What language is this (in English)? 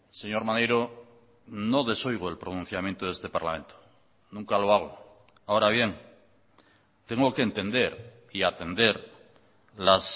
Spanish